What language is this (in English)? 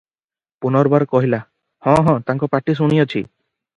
Odia